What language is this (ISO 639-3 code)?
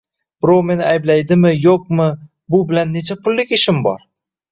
uzb